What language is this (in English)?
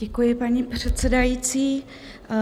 Czech